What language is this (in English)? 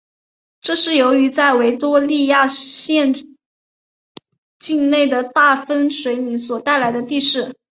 Chinese